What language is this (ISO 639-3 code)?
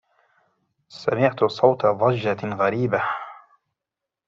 ara